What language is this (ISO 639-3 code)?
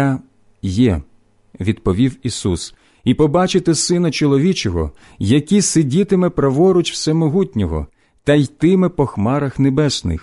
ukr